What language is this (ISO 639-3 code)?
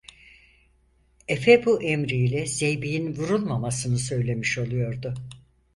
tur